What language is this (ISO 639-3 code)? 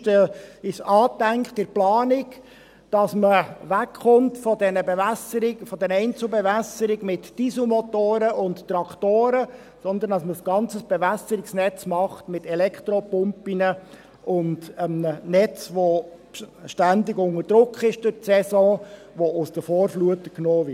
gsw